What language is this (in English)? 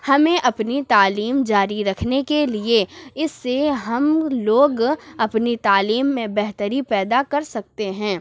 Urdu